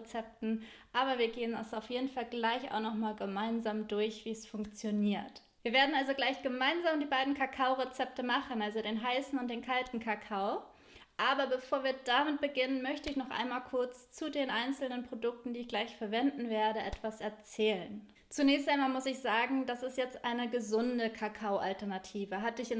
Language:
German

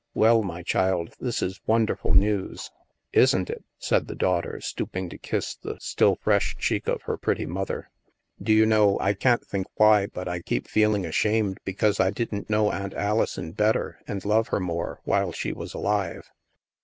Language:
English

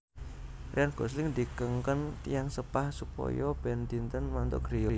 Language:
Javanese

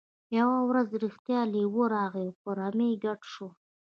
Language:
Pashto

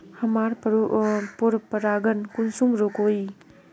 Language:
Magahi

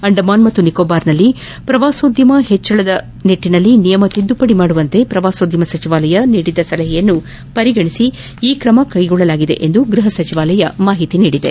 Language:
Kannada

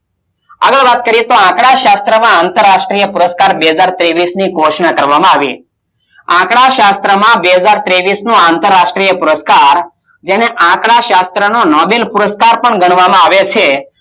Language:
Gujarati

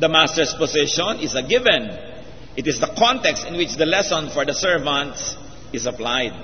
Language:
Filipino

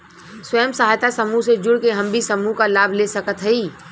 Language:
Bhojpuri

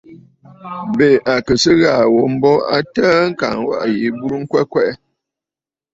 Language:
Bafut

